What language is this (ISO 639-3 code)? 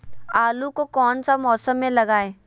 mag